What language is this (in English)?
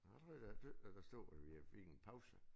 Danish